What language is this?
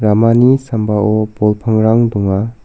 Garo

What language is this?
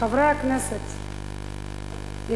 Hebrew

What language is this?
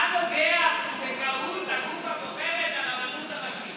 Hebrew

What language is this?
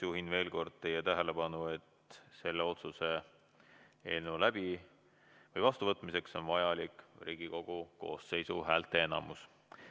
Estonian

